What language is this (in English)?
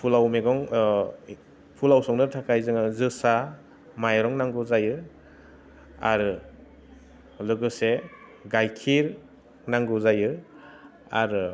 Bodo